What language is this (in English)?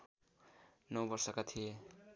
Nepali